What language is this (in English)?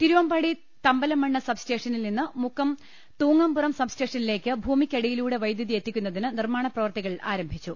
Malayalam